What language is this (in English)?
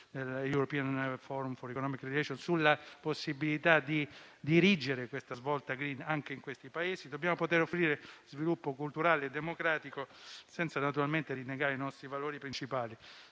Italian